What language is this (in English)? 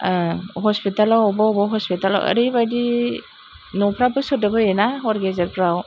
Bodo